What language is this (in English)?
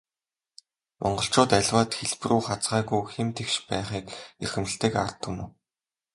Mongolian